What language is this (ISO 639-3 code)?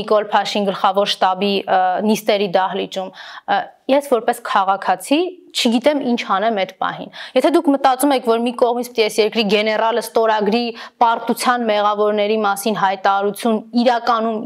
ron